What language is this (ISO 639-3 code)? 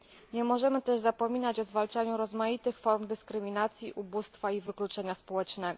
pol